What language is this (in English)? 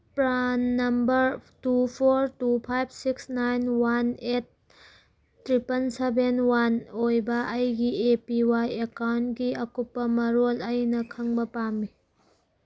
Manipuri